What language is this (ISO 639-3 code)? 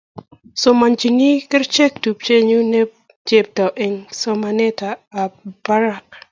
kln